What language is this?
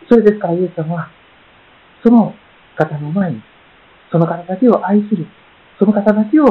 Japanese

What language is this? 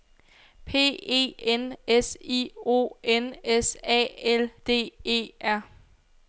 Danish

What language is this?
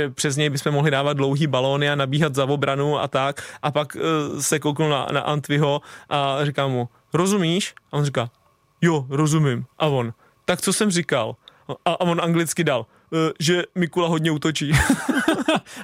Czech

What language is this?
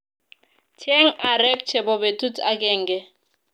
Kalenjin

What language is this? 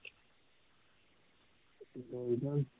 Punjabi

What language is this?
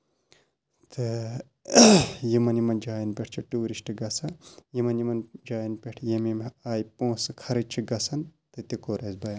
Kashmiri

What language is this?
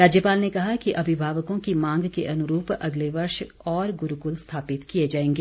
Hindi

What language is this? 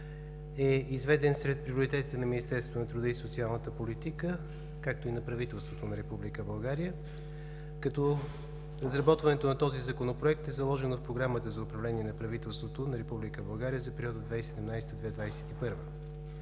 Bulgarian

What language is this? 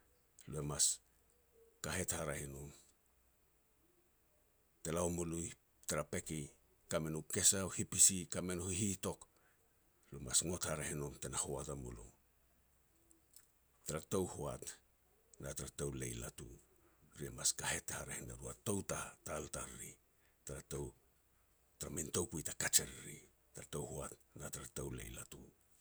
Petats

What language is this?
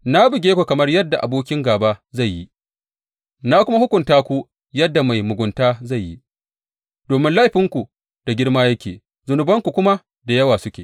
Hausa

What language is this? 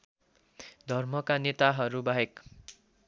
Nepali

